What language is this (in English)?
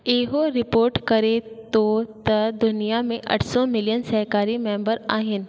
Sindhi